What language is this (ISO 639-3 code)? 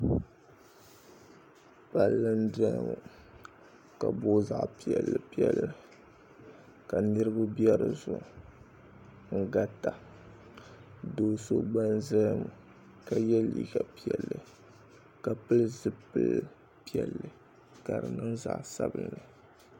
dag